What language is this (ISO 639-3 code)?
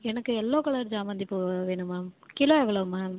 tam